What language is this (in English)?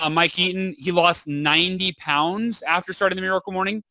English